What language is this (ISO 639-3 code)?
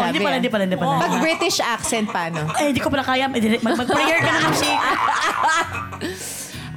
fil